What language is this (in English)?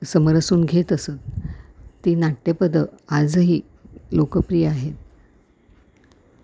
Marathi